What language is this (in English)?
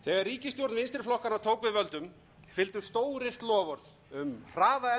Icelandic